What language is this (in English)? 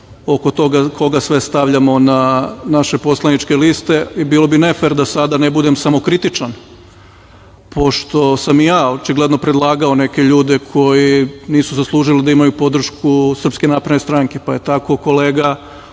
Serbian